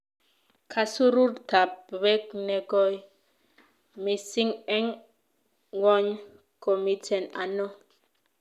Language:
Kalenjin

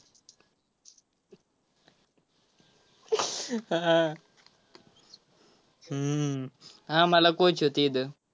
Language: Marathi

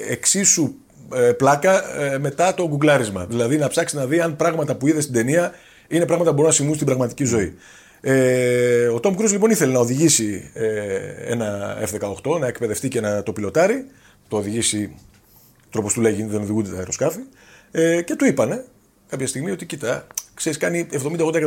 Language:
Greek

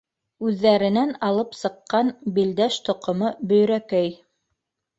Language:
Bashkir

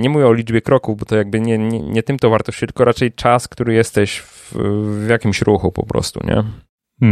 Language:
Polish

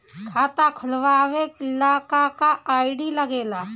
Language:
Bhojpuri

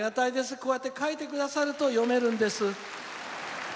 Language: Japanese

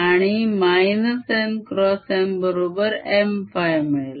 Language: Marathi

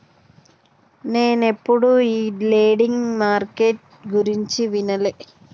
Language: Telugu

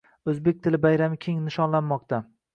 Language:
Uzbek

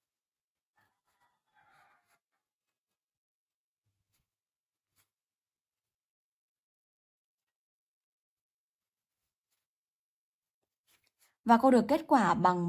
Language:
Vietnamese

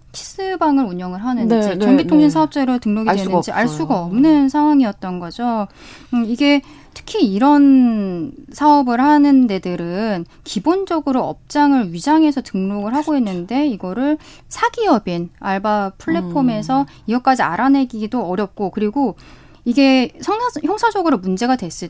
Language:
Korean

